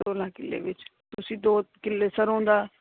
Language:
Punjabi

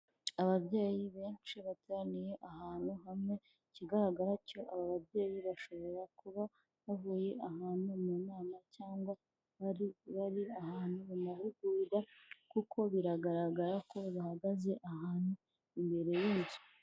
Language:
Kinyarwanda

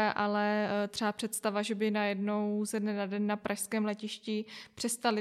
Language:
Czech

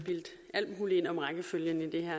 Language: Danish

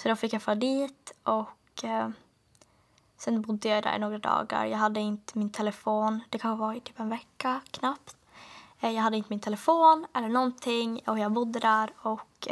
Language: Swedish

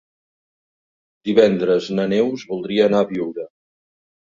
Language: Catalan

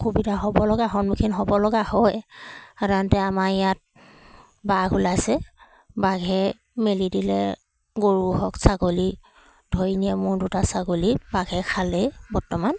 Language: Assamese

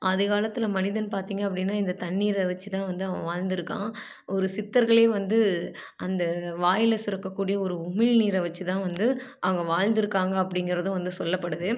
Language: Tamil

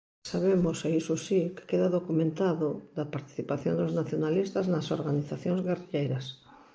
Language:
Galician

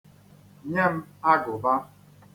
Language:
Igbo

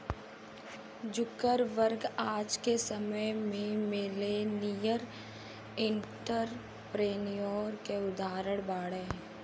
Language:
Bhojpuri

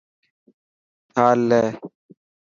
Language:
Dhatki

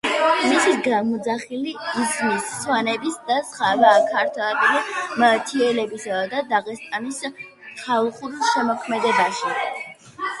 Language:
Georgian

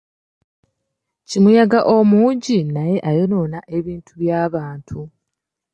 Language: Ganda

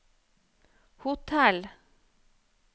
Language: Norwegian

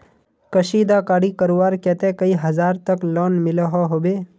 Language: Magahi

